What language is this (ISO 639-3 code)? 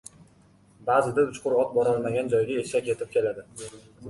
uzb